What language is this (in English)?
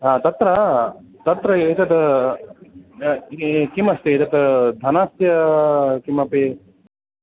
Sanskrit